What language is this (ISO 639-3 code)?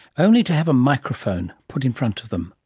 eng